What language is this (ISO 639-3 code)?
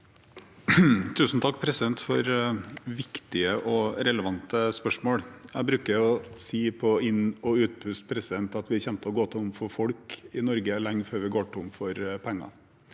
nor